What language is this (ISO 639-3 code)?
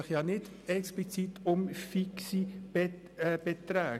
gsw